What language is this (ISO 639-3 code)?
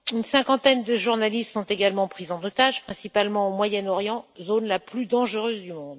fra